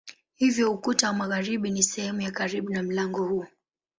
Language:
Swahili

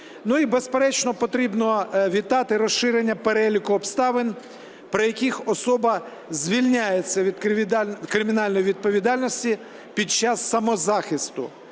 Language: Ukrainian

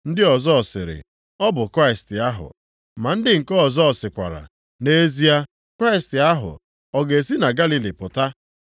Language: Igbo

